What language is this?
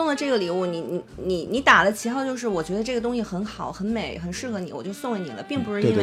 Chinese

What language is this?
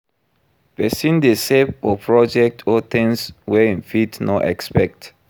Nigerian Pidgin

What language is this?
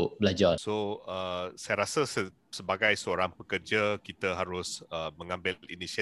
Malay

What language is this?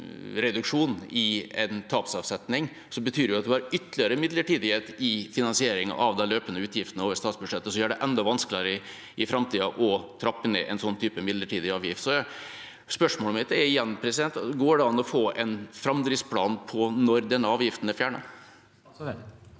Norwegian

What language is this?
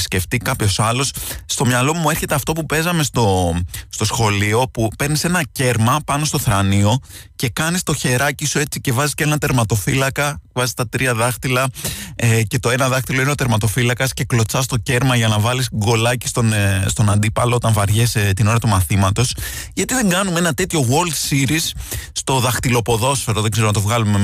Greek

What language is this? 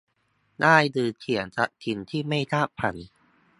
Thai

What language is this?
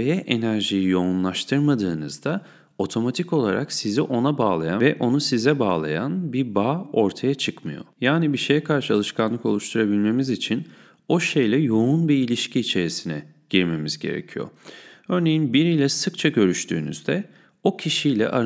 Turkish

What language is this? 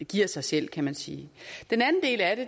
Danish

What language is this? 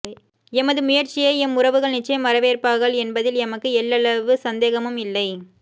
Tamil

